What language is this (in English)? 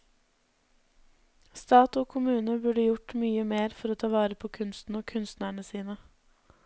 Norwegian